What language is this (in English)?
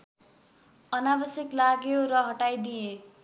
Nepali